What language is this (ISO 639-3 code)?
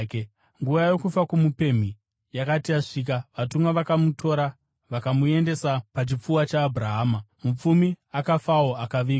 sna